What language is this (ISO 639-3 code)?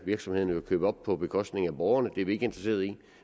dan